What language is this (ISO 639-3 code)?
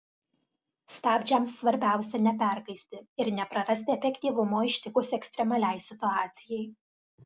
lit